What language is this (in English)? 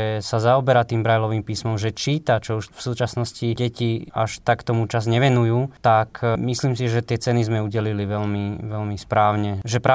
Slovak